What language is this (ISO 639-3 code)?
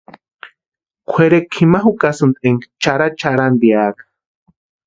pua